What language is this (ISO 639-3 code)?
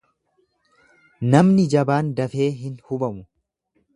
orm